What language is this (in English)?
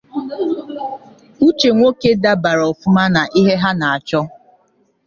Igbo